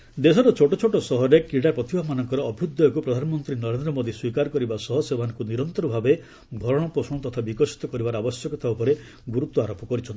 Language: Odia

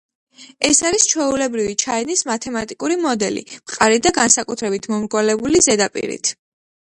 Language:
Georgian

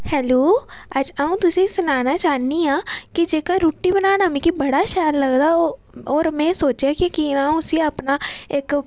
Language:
Dogri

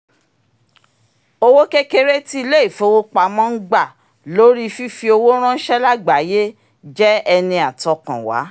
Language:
Yoruba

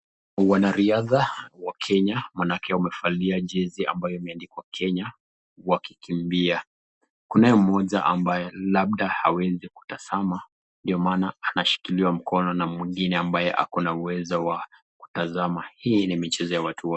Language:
Swahili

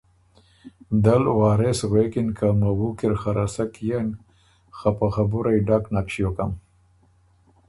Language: Ormuri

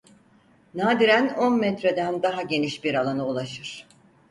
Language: Turkish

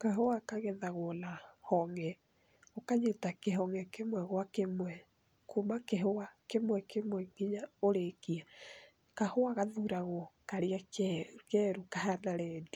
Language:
Kikuyu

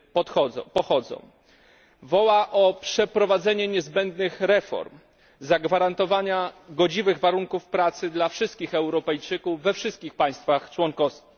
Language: Polish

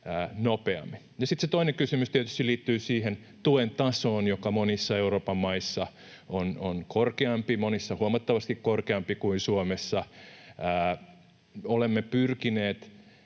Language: Finnish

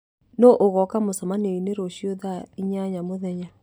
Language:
Kikuyu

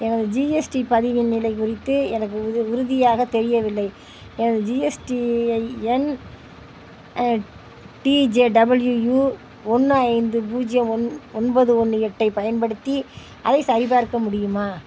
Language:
Tamil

